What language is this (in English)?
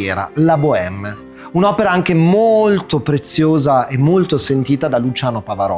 Italian